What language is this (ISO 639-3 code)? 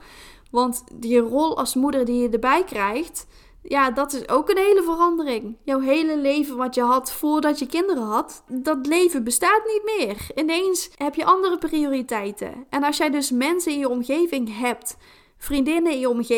nld